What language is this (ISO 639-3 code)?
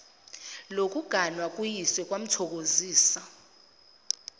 zul